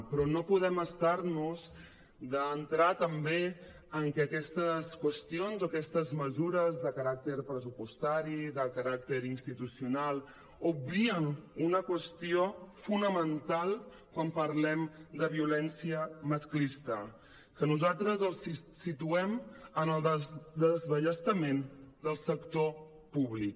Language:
Catalan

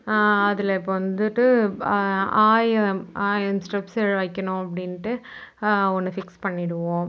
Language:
Tamil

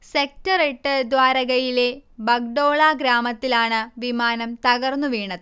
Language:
Malayalam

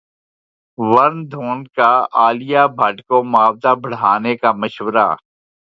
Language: Urdu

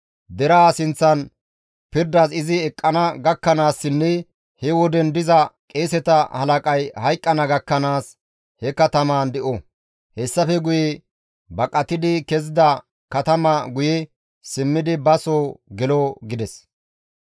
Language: Gamo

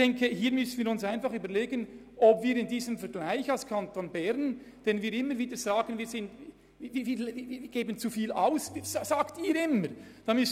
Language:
Swiss German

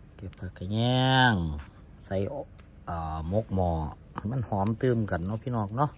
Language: Thai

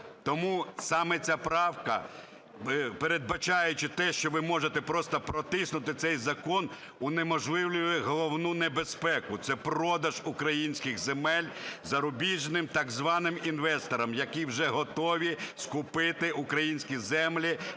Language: Ukrainian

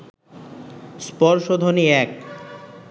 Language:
Bangla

